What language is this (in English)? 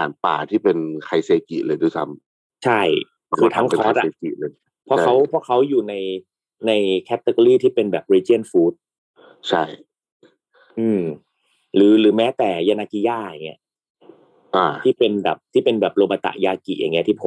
Thai